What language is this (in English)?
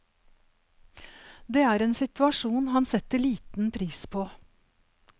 Norwegian